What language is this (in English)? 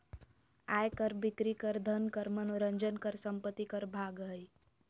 Magahi